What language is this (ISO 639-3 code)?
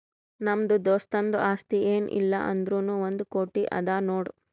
kan